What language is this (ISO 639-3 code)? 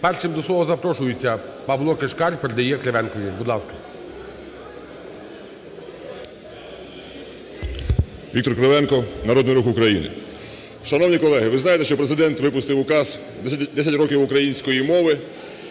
ukr